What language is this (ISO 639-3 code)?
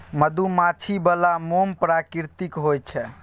mai